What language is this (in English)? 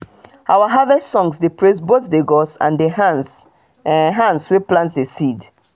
Nigerian Pidgin